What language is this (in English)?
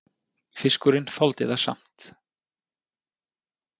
Icelandic